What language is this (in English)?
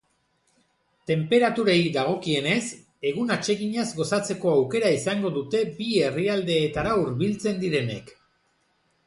Basque